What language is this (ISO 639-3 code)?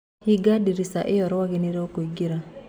kik